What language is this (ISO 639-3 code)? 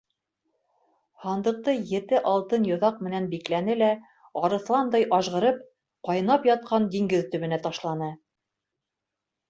bak